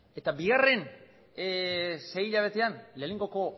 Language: Basque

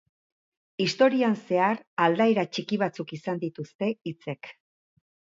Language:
Basque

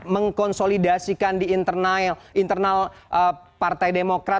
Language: Indonesian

